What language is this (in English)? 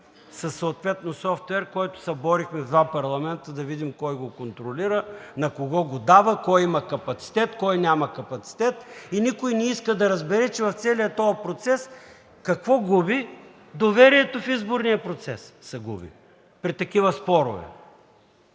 Bulgarian